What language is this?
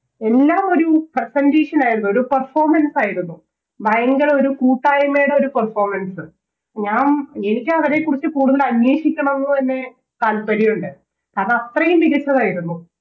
Malayalam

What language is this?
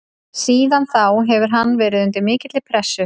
Icelandic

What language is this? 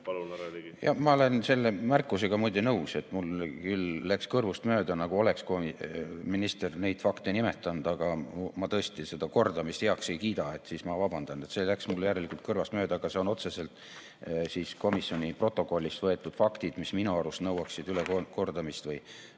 Estonian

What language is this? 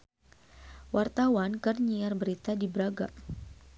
Sundanese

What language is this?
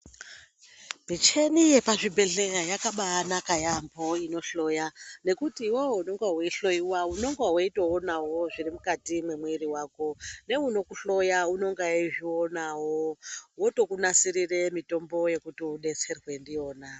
Ndau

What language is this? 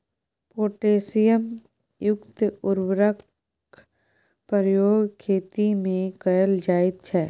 Maithili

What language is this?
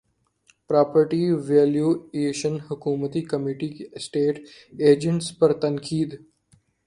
Urdu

